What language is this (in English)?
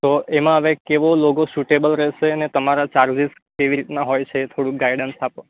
Gujarati